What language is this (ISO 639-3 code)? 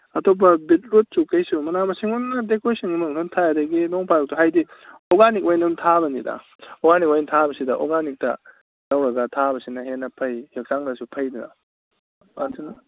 mni